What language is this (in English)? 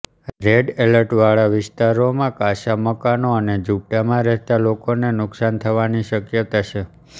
Gujarati